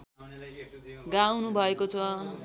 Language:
Nepali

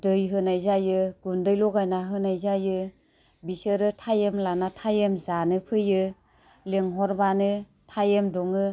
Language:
Bodo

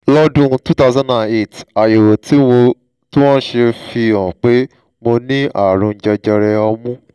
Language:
Yoruba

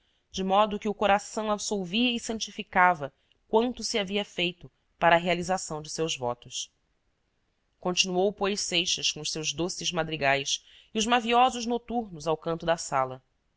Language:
Portuguese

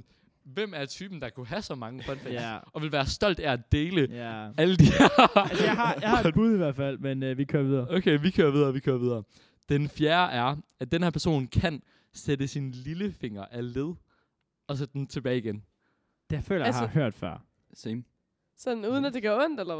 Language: Danish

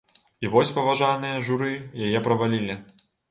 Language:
Belarusian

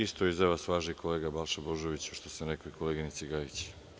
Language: Serbian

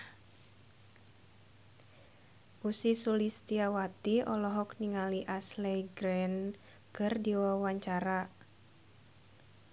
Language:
Sundanese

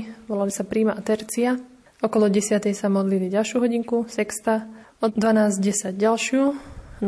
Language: Slovak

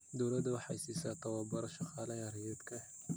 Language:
Somali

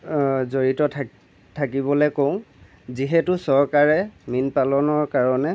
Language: Assamese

